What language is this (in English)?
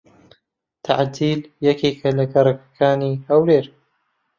Central Kurdish